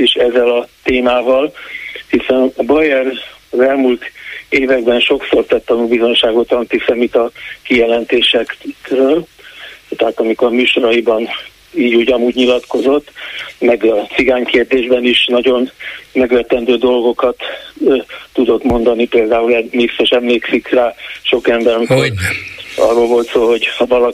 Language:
Hungarian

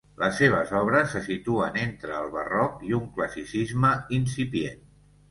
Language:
Catalan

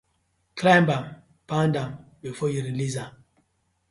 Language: Nigerian Pidgin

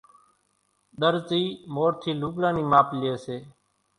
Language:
Kachi Koli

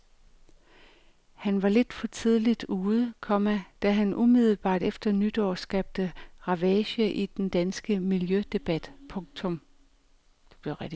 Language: Danish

